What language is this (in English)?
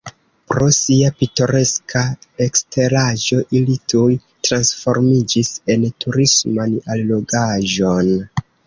Esperanto